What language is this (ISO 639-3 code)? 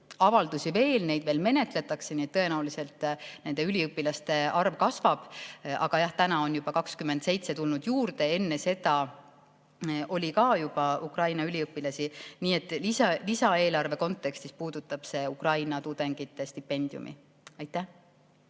est